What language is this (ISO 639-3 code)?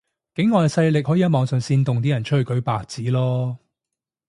yue